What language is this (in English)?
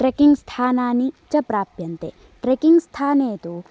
Sanskrit